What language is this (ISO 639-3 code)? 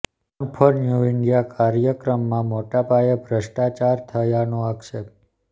guj